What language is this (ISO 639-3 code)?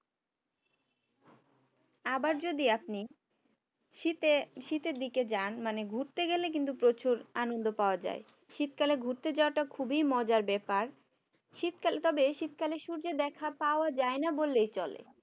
ben